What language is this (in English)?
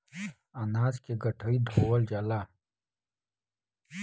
Bhojpuri